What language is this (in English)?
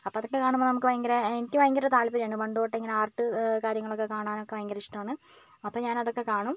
Malayalam